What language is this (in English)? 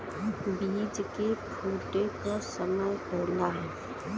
Bhojpuri